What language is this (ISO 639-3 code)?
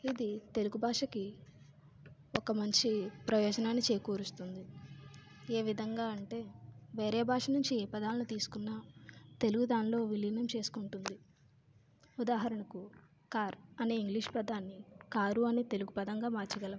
tel